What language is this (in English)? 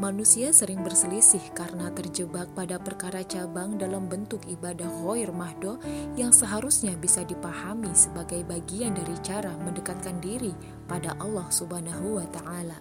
Indonesian